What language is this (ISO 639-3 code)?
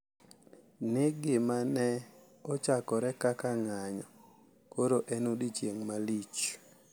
luo